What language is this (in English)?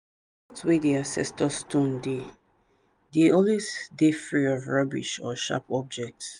Nigerian Pidgin